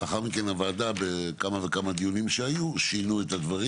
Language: Hebrew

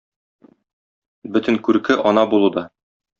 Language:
Tatar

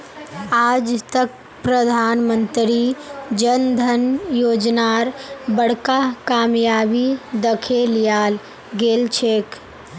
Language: Magahi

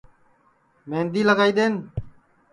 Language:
Sansi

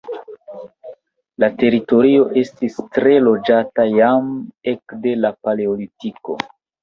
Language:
Esperanto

